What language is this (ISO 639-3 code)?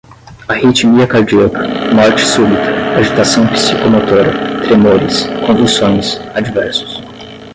por